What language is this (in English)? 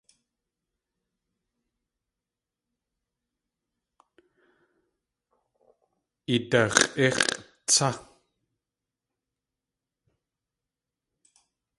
Tlingit